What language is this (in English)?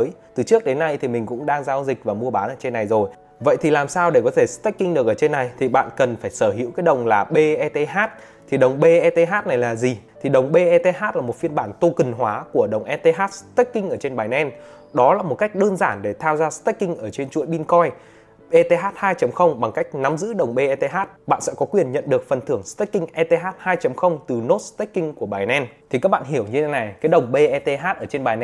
Vietnamese